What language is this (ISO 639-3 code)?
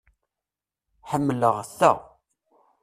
kab